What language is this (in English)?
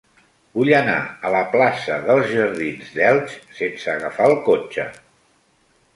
Catalan